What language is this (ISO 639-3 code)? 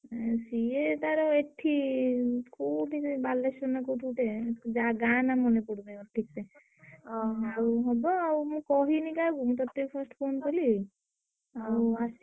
ori